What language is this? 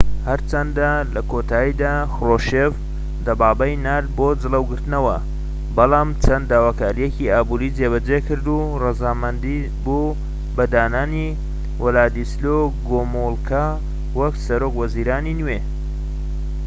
Central Kurdish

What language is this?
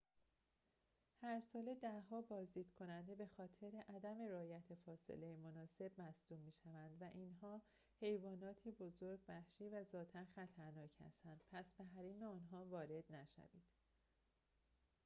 Persian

